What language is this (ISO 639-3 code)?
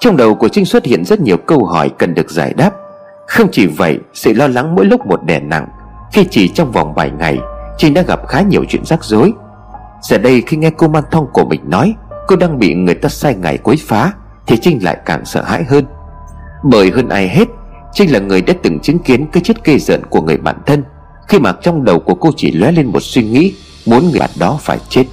vie